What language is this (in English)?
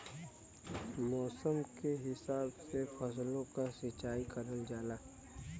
Bhojpuri